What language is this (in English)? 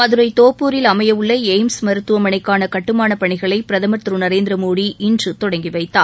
Tamil